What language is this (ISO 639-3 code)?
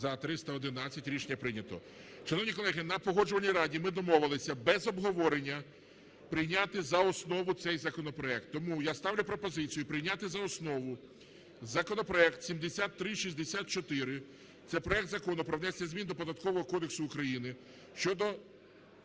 ukr